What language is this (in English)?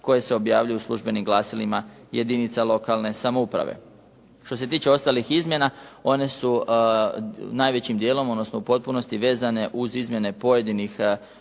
Croatian